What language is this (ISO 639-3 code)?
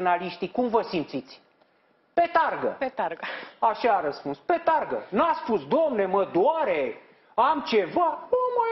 ron